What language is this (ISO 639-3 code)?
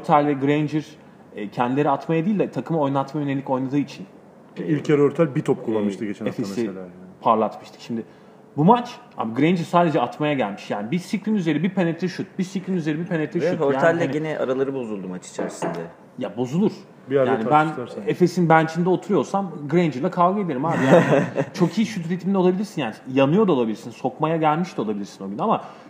tur